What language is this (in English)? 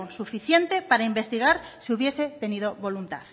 Spanish